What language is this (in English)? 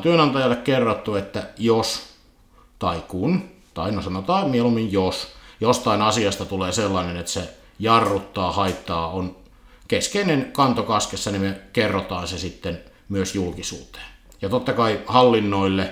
Finnish